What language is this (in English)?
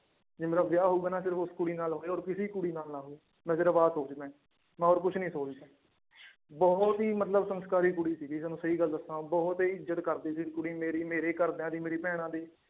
Punjabi